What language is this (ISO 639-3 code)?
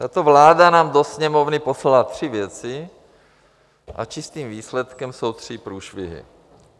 ces